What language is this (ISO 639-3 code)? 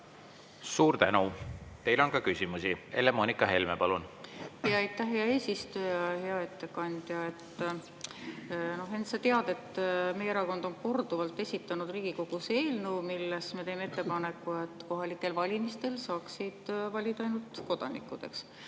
est